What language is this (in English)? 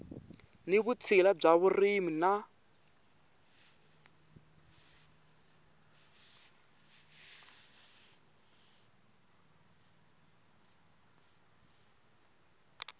Tsonga